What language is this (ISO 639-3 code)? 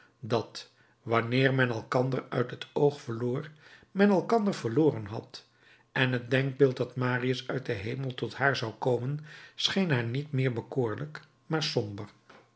nld